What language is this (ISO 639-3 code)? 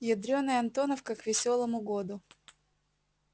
rus